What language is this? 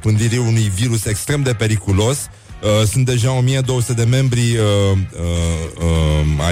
Romanian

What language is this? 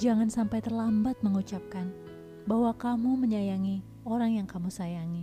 Indonesian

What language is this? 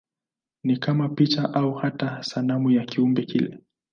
Swahili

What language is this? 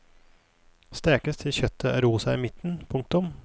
Norwegian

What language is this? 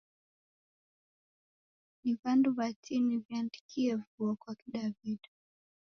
Taita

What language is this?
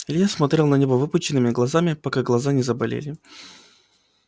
Russian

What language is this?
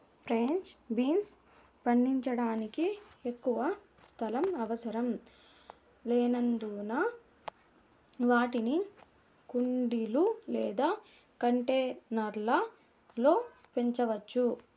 Telugu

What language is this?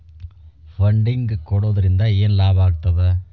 Kannada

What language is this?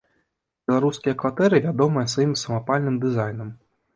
Belarusian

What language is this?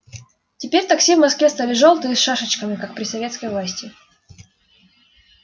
Russian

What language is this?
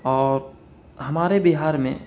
Urdu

